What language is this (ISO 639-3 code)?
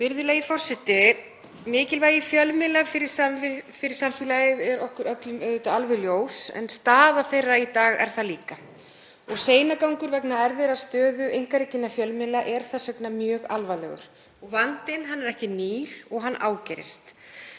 isl